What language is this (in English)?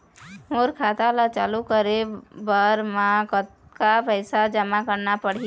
Chhattisgarhi